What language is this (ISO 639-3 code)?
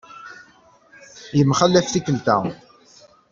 kab